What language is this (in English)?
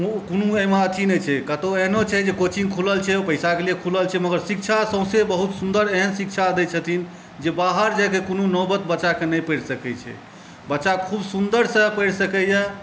Maithili